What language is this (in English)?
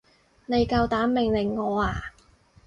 Cantonese